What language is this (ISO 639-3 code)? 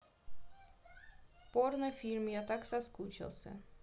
rus